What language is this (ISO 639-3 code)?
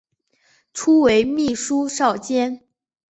zho